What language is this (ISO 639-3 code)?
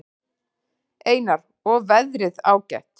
isl